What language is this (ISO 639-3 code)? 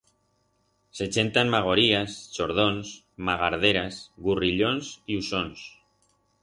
arg